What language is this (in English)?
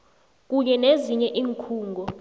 South Ndebele